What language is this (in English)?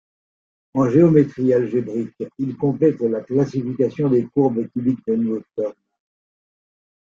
French